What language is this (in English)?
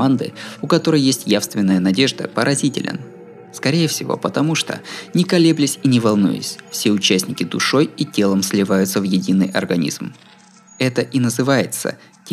Russian